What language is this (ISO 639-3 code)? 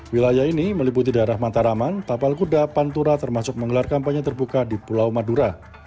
ind